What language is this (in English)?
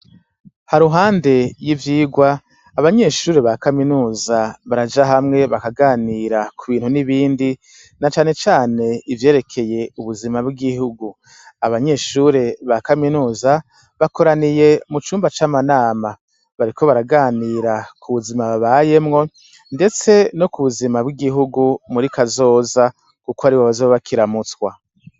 Rundi